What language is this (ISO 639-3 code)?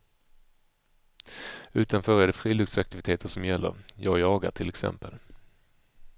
swe